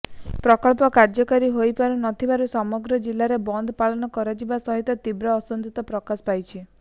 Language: Odia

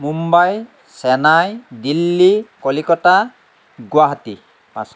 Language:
Assamese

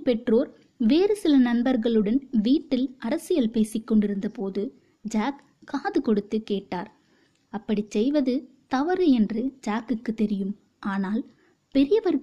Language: Tamil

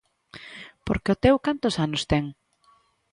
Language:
Galician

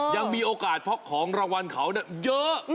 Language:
Thai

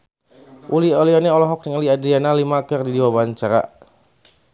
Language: Sundanese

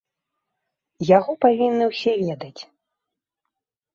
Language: Belarusian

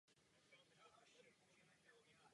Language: Czech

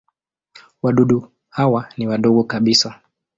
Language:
Swahili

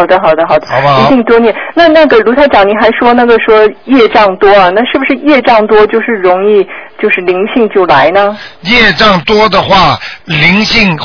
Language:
Chinese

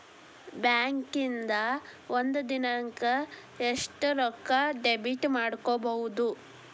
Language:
Kannada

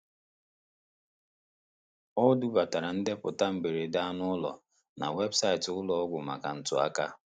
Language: Igbo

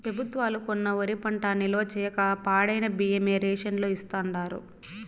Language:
Telugu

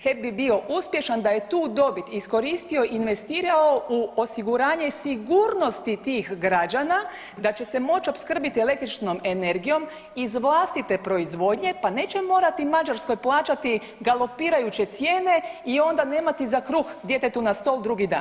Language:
Croatian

